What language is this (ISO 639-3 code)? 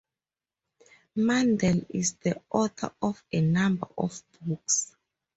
eng